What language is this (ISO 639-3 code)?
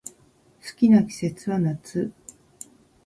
jpn